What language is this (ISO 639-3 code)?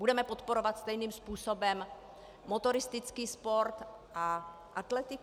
ces